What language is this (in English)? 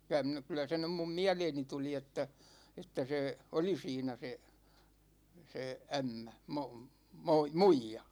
Finnish